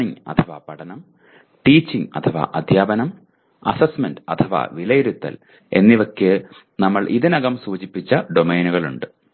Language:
Malayalam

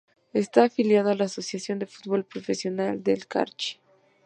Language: Spanish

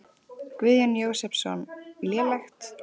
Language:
Icelandic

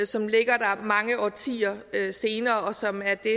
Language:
Danish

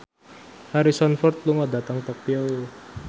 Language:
Javanese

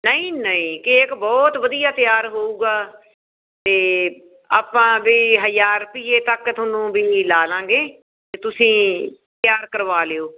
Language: Punjabi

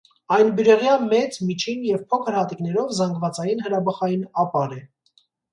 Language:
Armenian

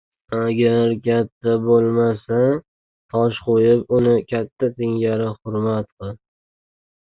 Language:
Uzbek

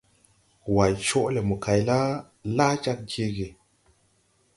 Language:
Tupuri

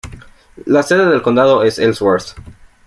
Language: Spanish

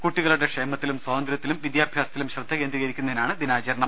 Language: Malayalam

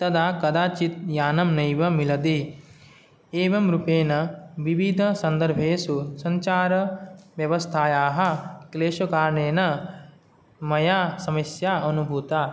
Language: Sanskrit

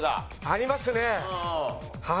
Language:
Japanese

